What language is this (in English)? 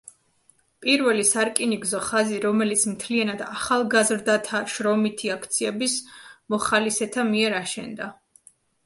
Georgian